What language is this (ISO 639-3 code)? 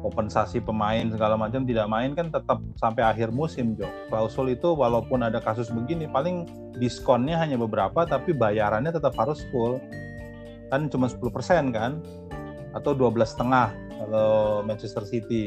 ind